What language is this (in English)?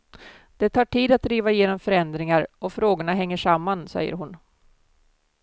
Swedish